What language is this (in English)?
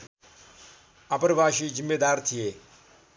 Nepali